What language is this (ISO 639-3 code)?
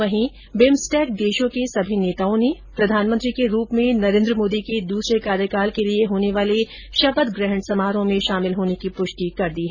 hin